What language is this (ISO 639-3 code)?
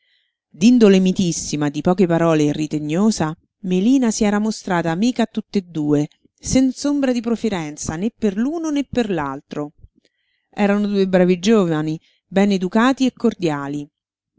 ita